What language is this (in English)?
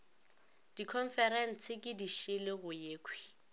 Northern Sotho